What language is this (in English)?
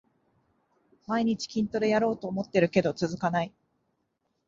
Japanese